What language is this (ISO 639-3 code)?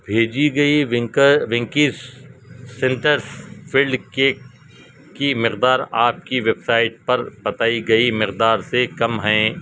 urd